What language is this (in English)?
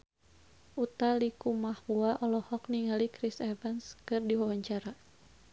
Sundanese